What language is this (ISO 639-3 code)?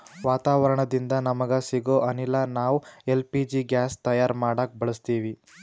kan